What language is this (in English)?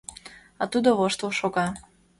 Mari